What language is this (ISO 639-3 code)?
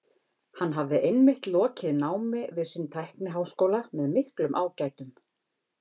isl